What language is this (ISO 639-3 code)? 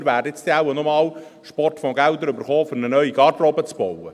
gsw